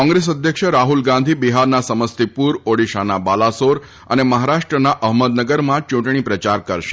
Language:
Gujarati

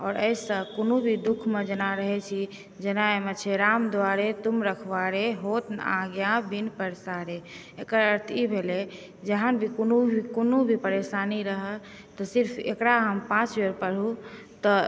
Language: Maithili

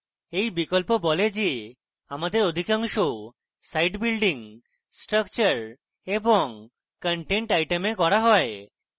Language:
Bangla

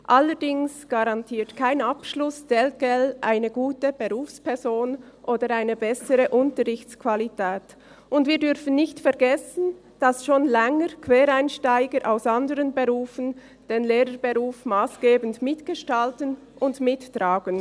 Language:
Swiss German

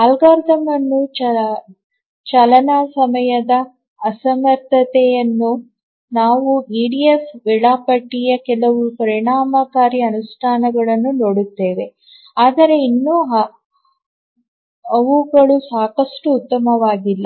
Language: Kannada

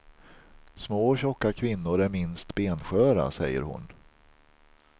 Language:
Swedish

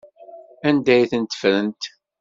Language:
Kabyle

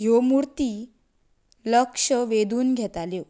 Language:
Konkani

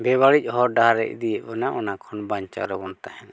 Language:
Santali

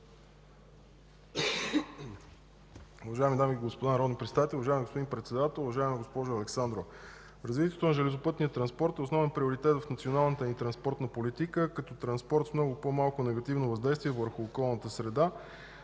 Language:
Bulgarian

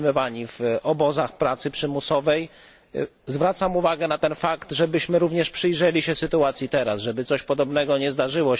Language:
Polish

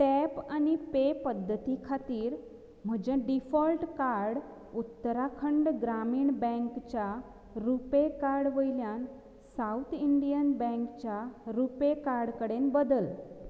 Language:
Konkani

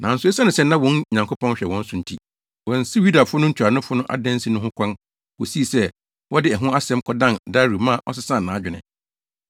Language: Akan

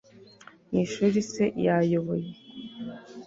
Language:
Kinyarwanda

